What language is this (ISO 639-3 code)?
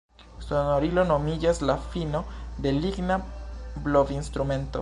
epo